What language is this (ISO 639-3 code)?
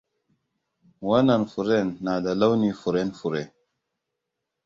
hau